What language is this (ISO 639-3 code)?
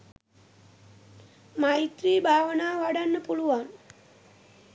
sin